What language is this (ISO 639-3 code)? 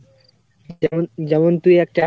ben